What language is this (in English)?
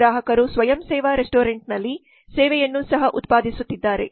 Kannada